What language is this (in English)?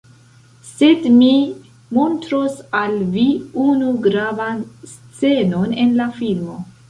Esperanto